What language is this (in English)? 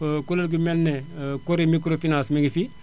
Wolof